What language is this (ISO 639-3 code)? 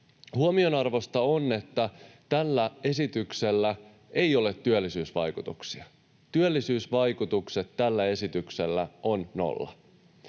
fin